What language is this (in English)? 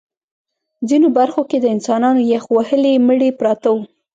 Pashto